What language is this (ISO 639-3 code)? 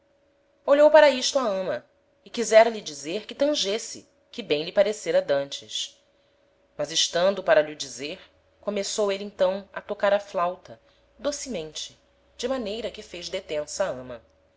por